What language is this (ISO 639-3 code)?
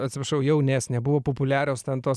lit